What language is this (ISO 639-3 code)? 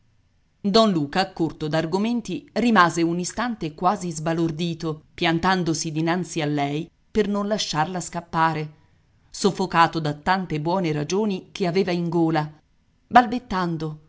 ita